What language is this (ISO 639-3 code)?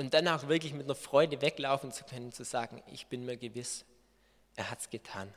deu